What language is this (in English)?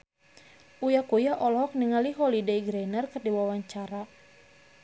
Sundanese